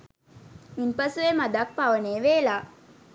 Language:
Sinhala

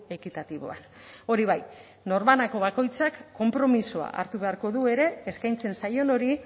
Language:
Basque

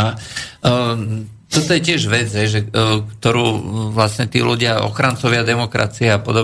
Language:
Slovak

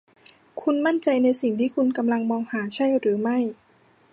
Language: Thai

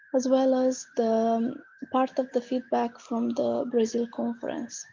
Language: English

